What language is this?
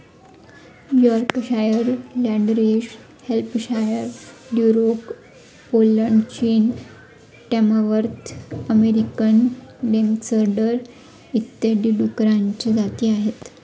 Marathi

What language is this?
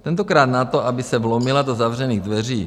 Czech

